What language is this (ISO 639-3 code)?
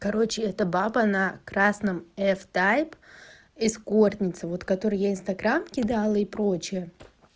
rus